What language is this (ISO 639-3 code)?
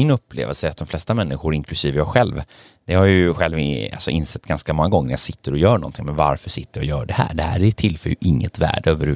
swe